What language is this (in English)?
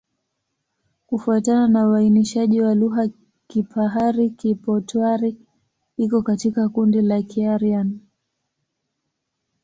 Swahili